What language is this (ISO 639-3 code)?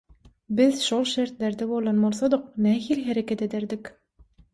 tuk